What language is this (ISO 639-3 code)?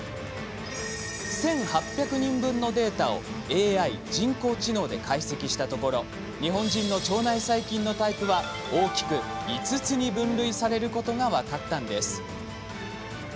jpn